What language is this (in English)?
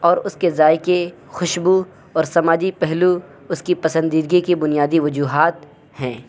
Urdu